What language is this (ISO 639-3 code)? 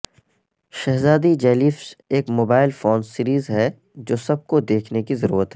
urd